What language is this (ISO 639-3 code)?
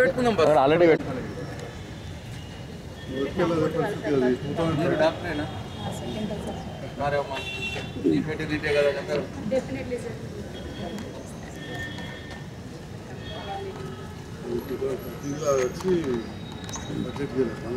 ind